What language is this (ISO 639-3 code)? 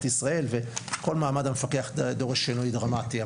heb